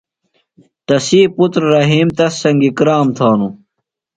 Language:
Phalura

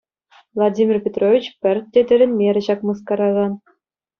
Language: Chuvash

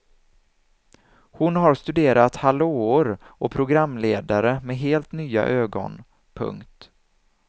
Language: Swedish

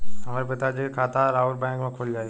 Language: Bhojpuri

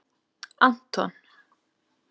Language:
Icelandic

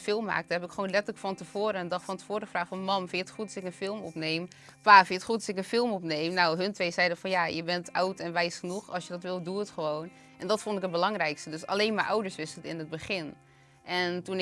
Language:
Dutch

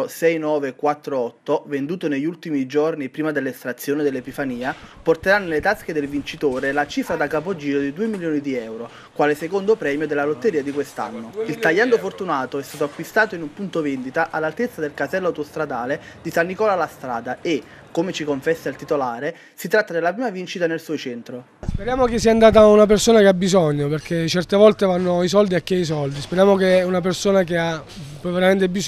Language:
Italian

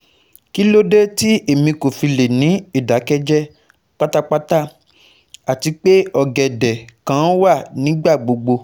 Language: Yoruba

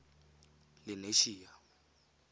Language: Tswana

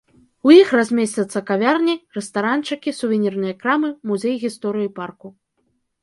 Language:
Belarusian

